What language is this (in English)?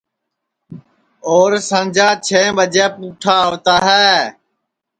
Sansi